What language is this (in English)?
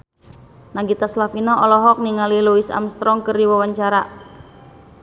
Sundanese